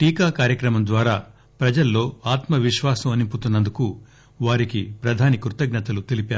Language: Telugu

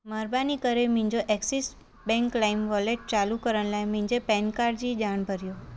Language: Sindhi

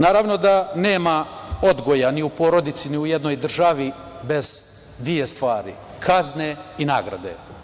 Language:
Serbian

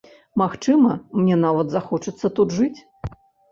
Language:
Belarusian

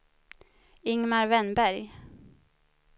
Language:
Swedish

